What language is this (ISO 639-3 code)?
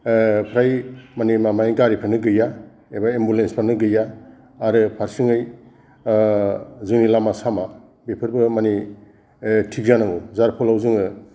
brx